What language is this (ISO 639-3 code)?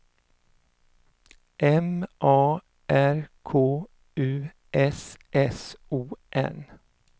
swe